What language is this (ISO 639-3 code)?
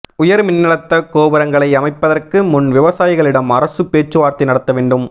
tam